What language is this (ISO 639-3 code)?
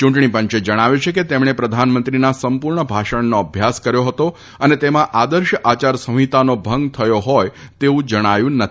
guj